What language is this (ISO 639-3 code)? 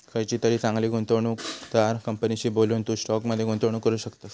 mar